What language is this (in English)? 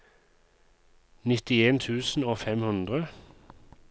Norwegian